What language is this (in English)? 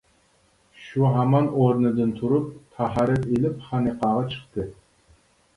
Uyghur